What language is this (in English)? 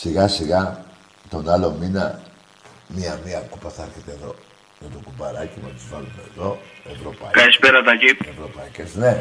Greek